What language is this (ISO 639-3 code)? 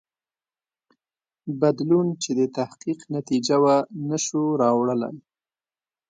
pus